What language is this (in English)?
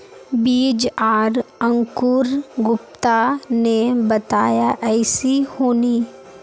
Magahi